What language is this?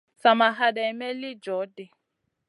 Masana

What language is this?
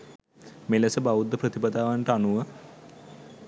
Sinhala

